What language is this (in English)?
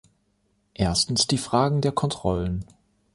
German